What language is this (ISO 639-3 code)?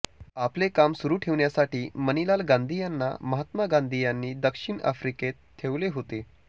mar